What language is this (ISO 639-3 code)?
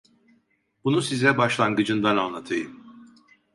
tur